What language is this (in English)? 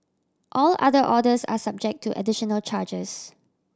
English